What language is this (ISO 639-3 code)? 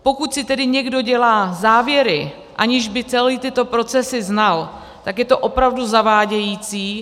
ces